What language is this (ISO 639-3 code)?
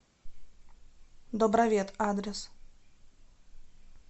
rus